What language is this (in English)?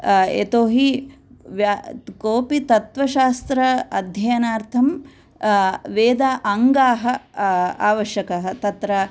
Sanskrit